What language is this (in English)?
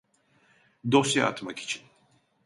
Turkish